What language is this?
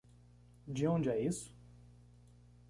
Portuguese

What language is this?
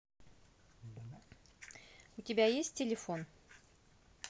Russian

